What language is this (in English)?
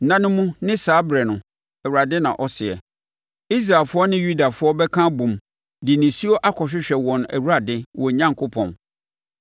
Akan